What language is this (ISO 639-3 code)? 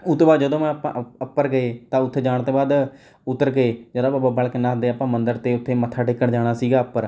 pan